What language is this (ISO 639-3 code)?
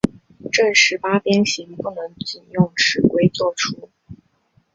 zho